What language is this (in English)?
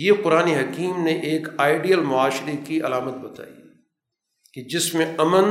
Urdu